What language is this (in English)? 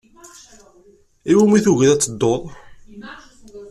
Kabyle